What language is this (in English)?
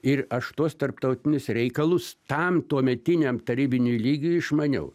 Lithuanian